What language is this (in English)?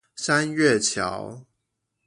Chinese